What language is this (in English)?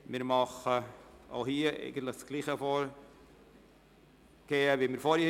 Swiss German